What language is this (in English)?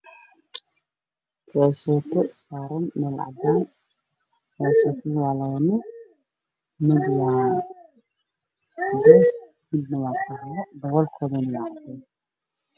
Somali